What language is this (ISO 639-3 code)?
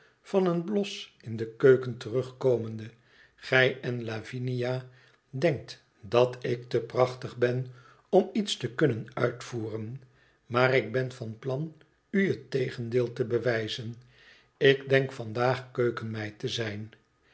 nld